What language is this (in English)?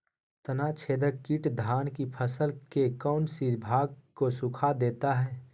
Magahi